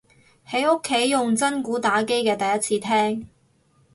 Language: Cantonese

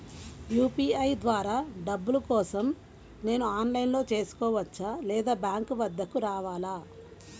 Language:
Telugu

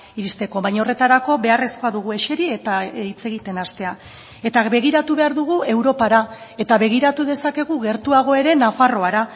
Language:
Basque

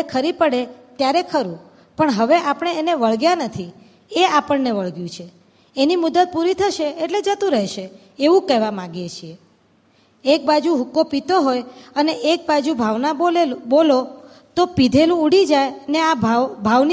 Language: Gujarati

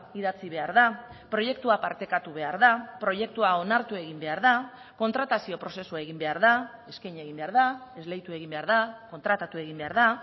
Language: Basque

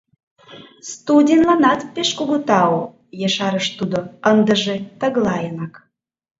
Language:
Mari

